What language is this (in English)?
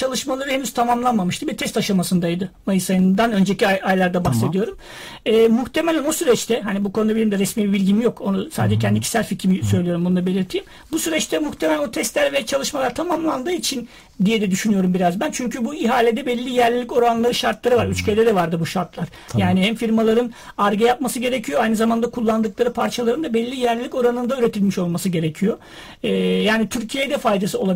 Turkish